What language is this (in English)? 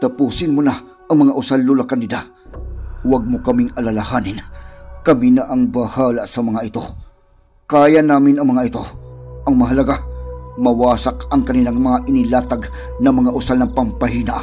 Filipino